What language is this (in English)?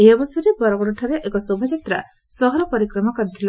Odia